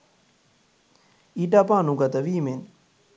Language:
Sinhala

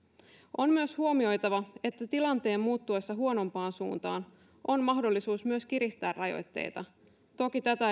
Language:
Finnish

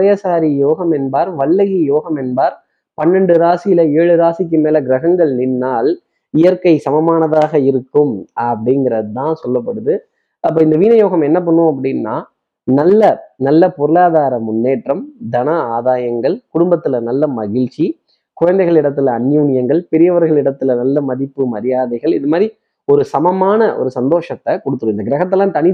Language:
Tamil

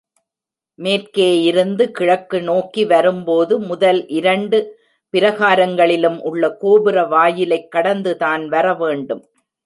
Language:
Tamil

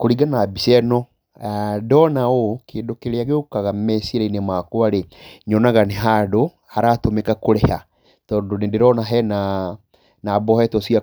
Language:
Kikuyu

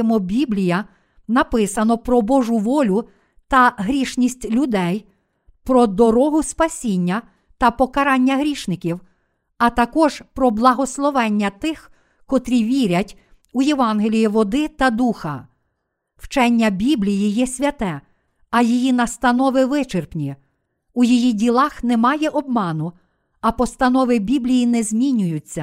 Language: Ukrainian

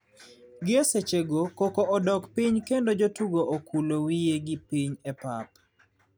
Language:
Luo (Kenya and Tanzania)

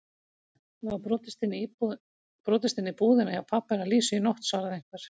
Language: Icelandic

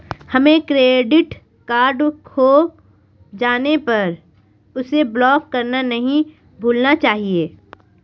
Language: Hindi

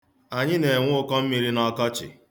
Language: Igbo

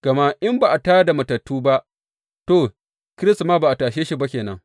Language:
Hausa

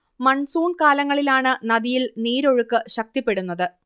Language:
Malayalam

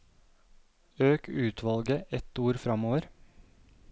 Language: Norwegian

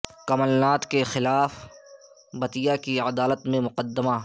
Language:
Urdu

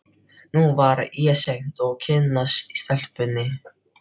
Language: Icelandic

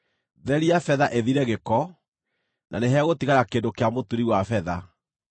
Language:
Kikuyu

